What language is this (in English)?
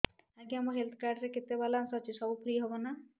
Odia